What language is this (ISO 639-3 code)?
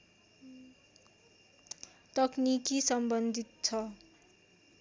nep